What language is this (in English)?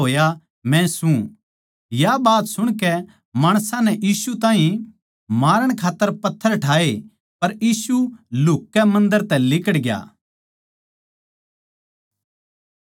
Haryanvi